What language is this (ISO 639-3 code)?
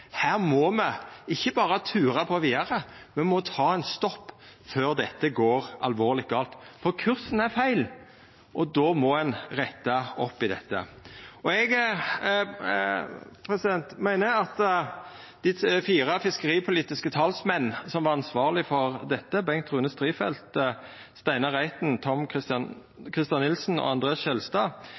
nno